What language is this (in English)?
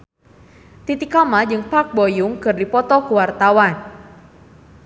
Sundanese